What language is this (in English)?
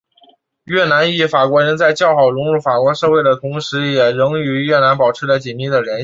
Chinese